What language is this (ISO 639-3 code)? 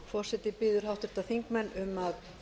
isl